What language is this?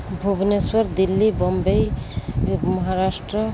Odia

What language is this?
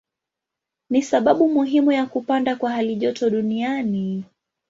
Swahili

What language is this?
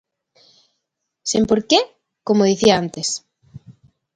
Galician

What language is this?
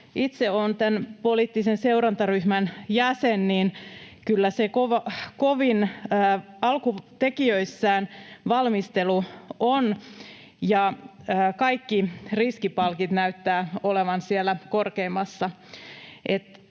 Finnish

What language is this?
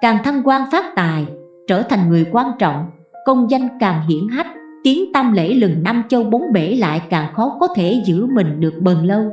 Vietnamese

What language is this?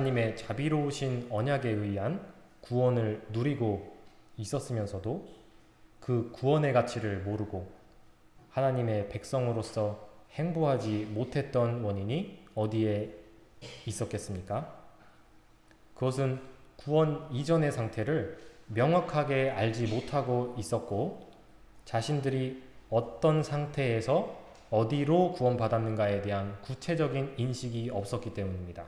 Korean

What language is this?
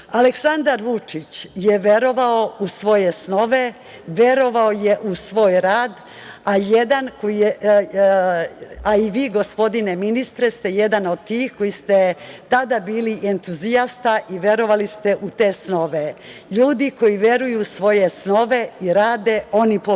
Serbian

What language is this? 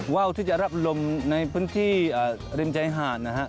Thai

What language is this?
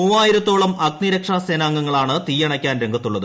Malayalam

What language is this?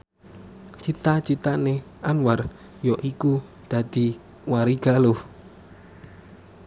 Javanese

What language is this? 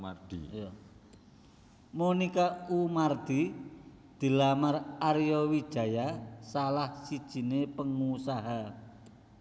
Javanese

